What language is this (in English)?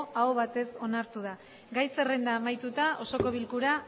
Basque